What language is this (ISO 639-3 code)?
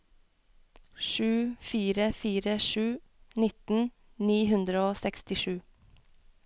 nor